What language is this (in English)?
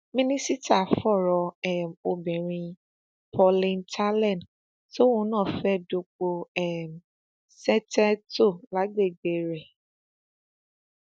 Yoruba